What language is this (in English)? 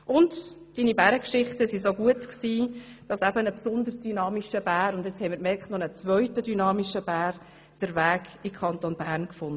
Swiss German